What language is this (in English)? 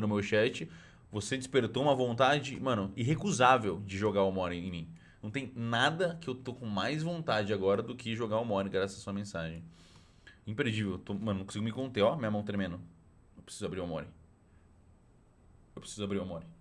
Portuguese